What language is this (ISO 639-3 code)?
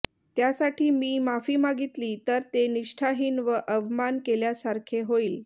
mar